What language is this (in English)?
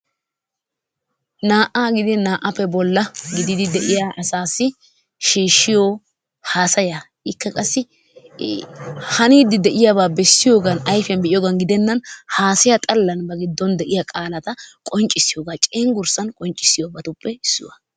Wolaytta